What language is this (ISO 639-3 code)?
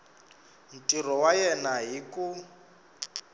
tso